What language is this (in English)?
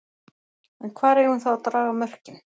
Icelandic